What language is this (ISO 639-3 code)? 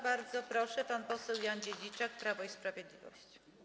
pol